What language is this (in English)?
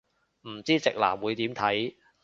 Cantonese